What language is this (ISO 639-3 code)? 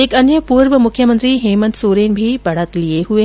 hin